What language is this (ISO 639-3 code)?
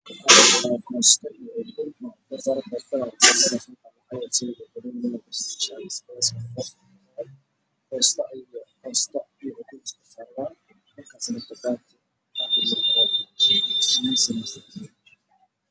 som